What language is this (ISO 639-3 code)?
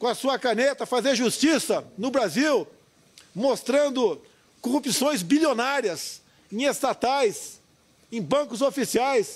por